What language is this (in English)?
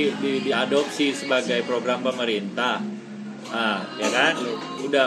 Indonesian